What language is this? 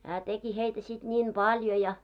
Finnish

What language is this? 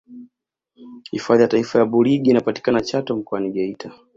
Swahili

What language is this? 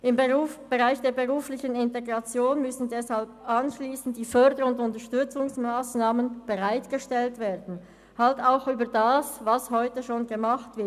Swiss German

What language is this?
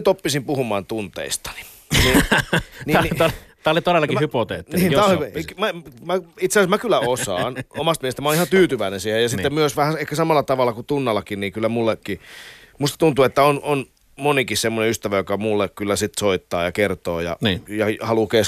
Finnish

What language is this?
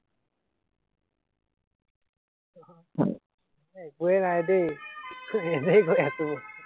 Assamese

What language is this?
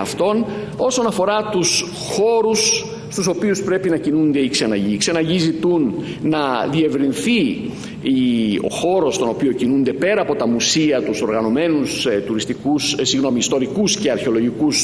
Greek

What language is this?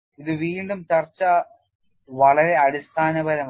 Malayalam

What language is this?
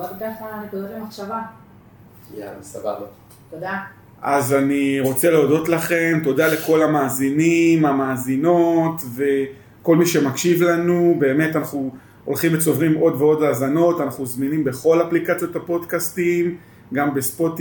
Hebrew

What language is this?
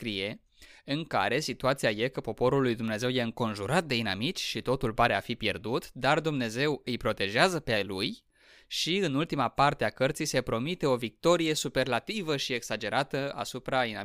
Romanian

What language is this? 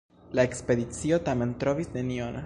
Esperanto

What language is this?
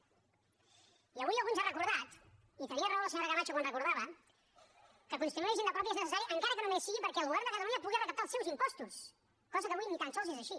Catalan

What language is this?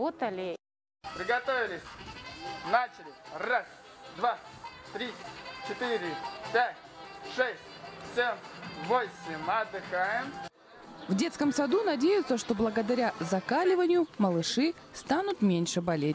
Russian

